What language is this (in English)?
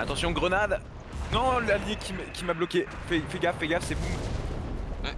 French